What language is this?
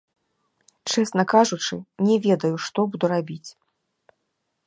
Belarusian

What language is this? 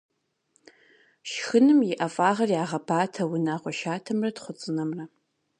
Kabardian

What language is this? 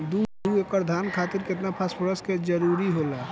Bhojpuri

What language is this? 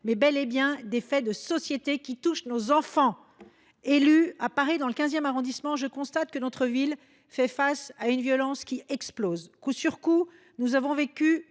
French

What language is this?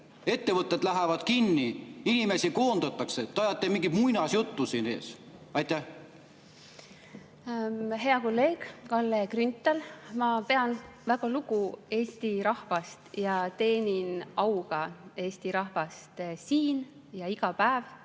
Estonian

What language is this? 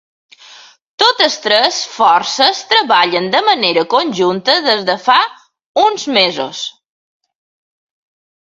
Catalan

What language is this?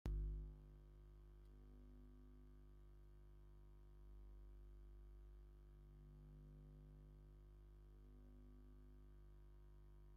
Tigrinya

